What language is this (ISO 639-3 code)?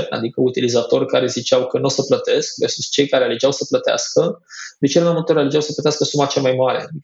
ron